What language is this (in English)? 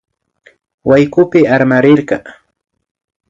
Imbabura Highland Quichua